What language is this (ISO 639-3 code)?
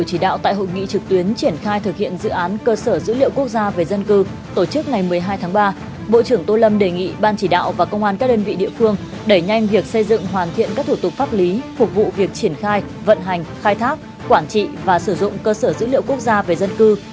vie